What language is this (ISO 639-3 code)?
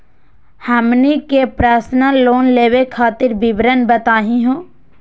mag